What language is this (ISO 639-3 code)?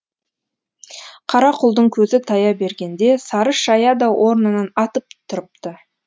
kaz